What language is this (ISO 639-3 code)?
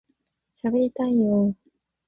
jpn